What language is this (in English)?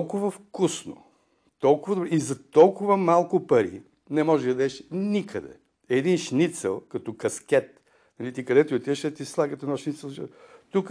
Bulgarian